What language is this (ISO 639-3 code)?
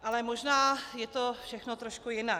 ces